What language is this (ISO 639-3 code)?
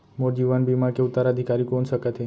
hne